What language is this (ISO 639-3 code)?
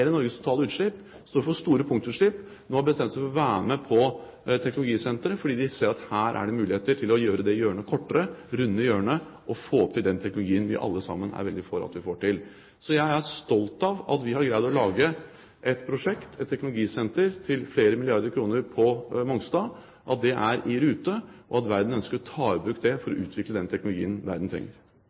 nob